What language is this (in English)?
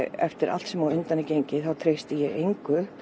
Icelandic